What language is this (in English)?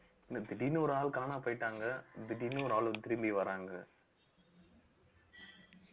Tamil